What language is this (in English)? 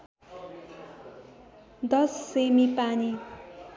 Nepali